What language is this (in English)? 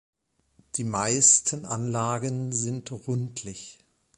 German